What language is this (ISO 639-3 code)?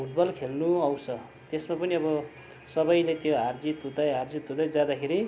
nep